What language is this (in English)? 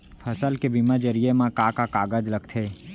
Chhattisgarhi